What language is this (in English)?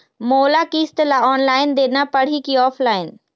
Chhattisgarhi